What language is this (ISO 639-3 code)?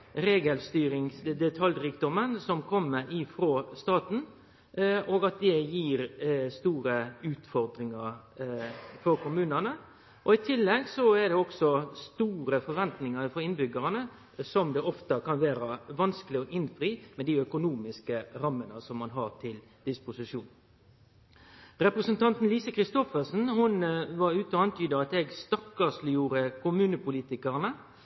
nno